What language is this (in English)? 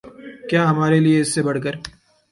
Urdu